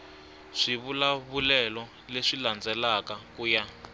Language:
Tsonga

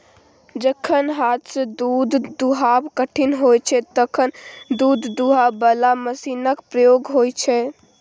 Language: Maithili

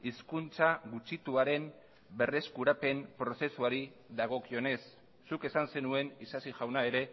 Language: Basque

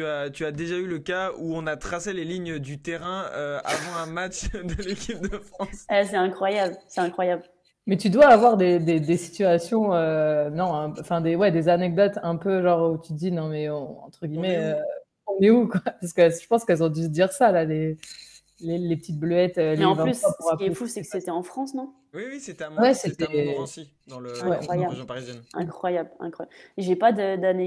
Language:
French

